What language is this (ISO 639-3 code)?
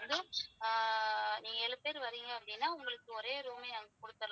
tam